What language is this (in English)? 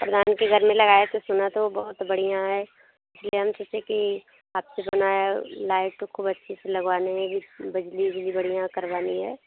Hindi